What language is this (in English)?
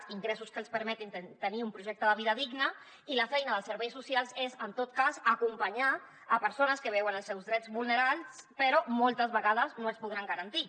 Catalan